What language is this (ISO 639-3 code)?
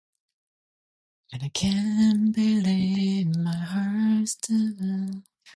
eng